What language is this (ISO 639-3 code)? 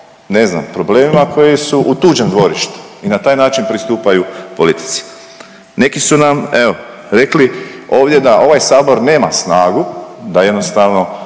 hrv